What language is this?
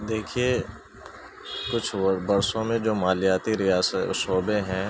Urdu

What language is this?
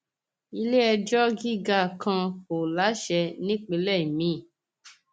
Yoruba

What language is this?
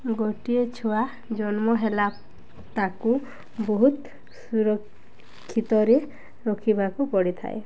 Odia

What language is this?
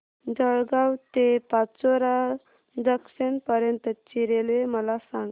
Marathi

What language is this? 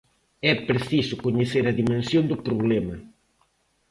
Galician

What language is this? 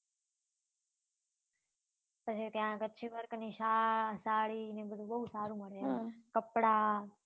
Gujarati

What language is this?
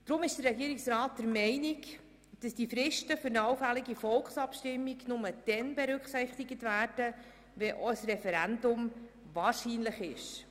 Swiss German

